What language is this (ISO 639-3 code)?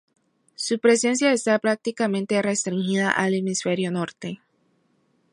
spa